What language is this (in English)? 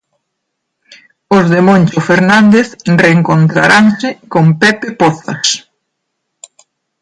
Galician